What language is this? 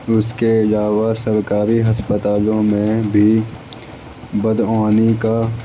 Urdu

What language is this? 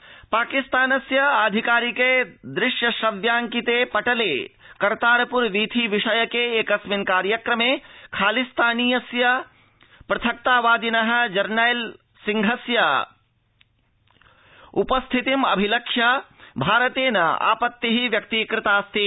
Sanskrit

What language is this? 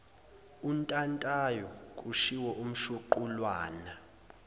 Zulu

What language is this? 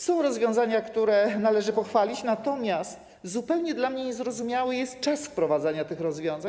Polish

